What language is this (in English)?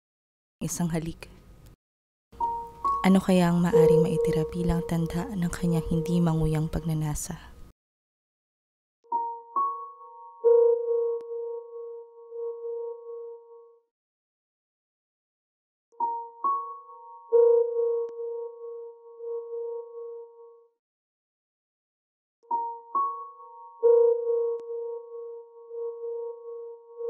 Filipino